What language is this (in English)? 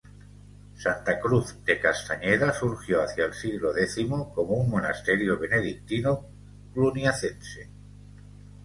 Spanish